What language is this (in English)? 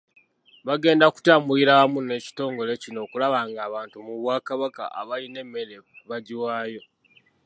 Ganda